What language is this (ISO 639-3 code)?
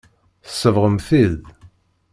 kab